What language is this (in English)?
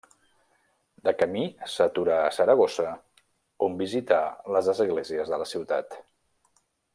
Catalan